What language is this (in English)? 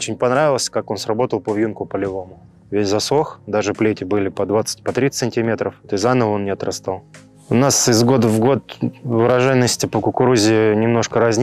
Russian